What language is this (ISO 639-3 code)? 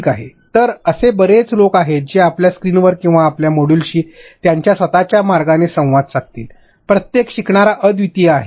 mar